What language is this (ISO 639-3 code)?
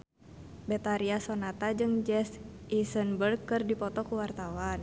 sun